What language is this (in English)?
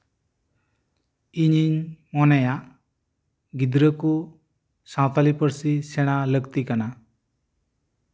Santali